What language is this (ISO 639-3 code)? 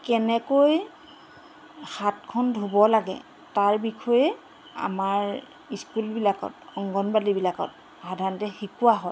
asm